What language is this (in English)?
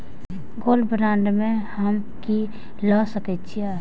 Maithili